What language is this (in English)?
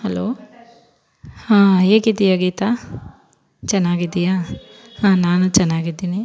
Kannada